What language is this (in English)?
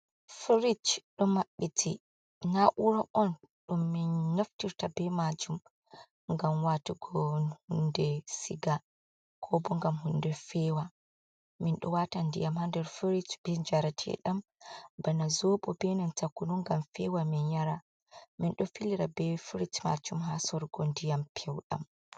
Fula